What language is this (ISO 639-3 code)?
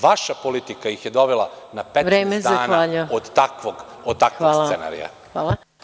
srp